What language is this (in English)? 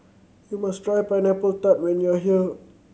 English